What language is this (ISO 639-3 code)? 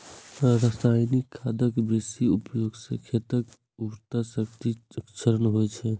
mai